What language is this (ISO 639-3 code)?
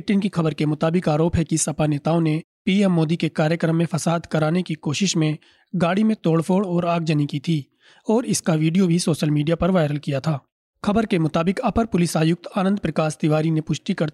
hin